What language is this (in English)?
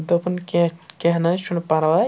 Kashmiri